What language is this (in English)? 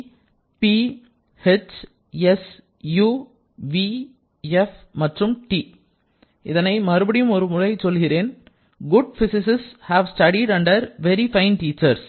Tamil